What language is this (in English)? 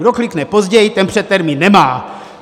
Czech